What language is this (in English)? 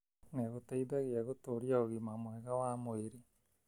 Kikuyu